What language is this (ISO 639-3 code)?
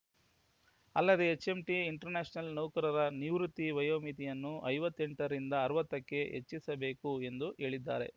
kan